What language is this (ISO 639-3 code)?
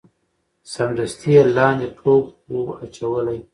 pus